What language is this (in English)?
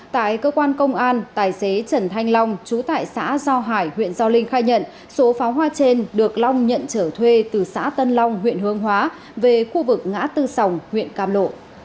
Vietnamese